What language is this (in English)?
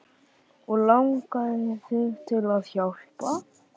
Icelandic